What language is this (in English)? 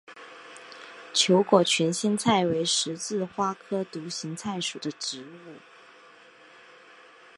Chinese